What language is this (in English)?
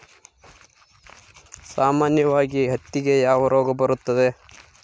Kannada